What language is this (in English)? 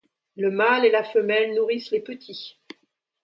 French